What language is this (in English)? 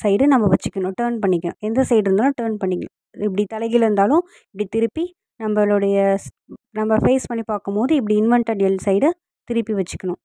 English